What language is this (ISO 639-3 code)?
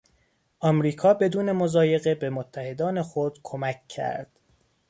fas